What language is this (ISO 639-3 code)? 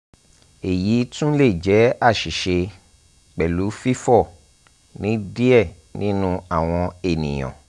yor